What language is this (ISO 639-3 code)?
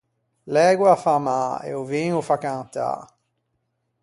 lij